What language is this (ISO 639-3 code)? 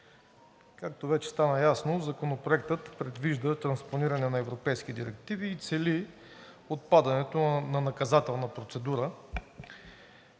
bul